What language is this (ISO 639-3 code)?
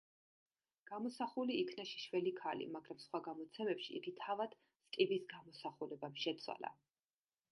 kat